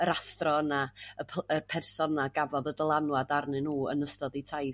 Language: Welsh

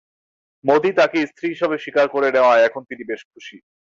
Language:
Bangla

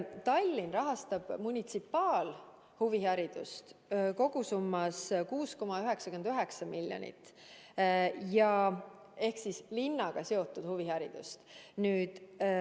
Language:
Estonian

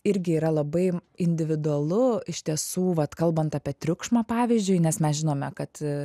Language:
Lithuanian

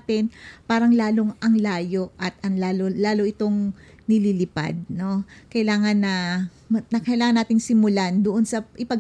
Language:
Filipino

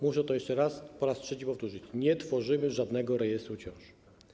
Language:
Polish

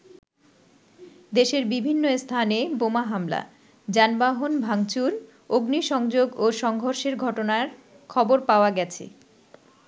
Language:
Bangla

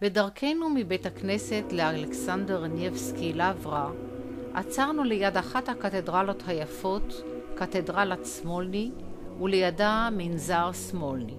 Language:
Hebrew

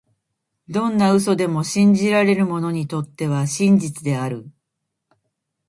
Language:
Japanese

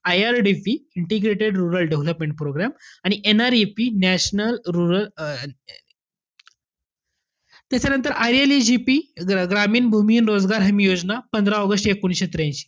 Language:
Marathi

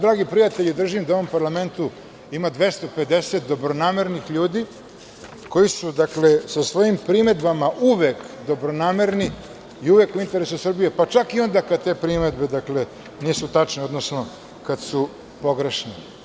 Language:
Serbian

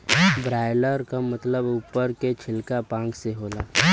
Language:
Bhojpuri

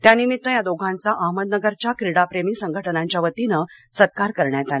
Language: Marathi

